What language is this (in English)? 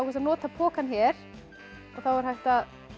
Icelandic